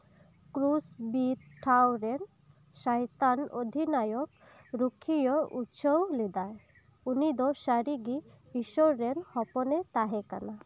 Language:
Santali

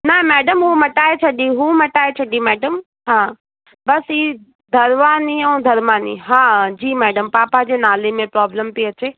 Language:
Sindhi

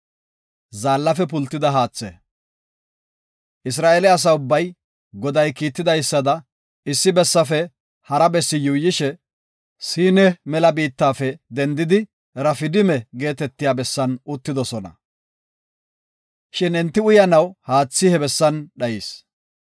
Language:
Gofa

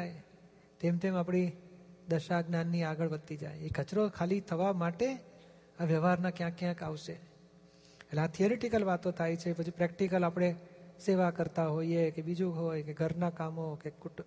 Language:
Gujarati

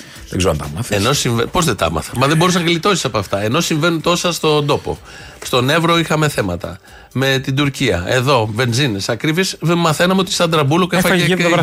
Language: Greek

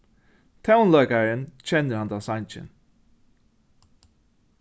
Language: Faroese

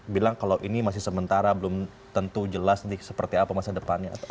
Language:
Indonesian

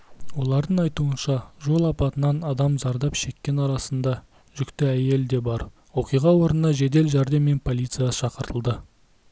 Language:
Kazakh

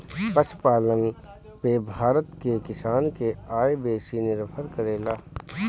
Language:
Bhojpuri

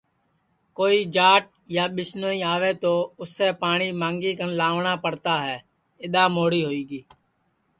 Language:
Sansi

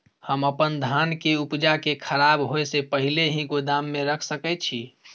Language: Maithili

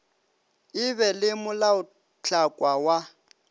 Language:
Northern Sotho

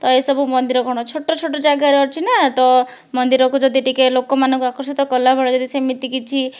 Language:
Odia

